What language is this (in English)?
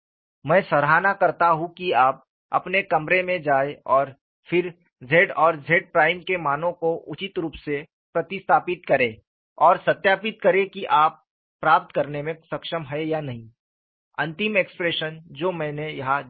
Hindi